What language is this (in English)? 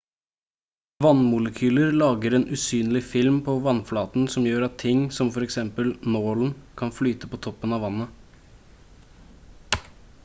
Norwegian Bokmål